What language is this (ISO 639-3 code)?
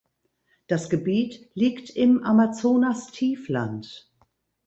deu